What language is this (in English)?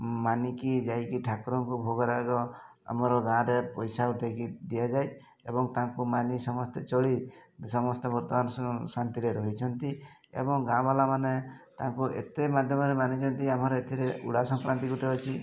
Odia